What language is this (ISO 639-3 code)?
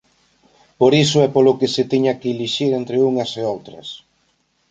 glg